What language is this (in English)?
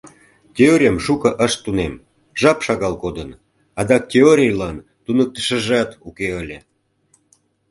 Mari